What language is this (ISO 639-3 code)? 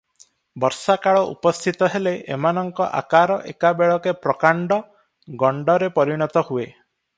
ori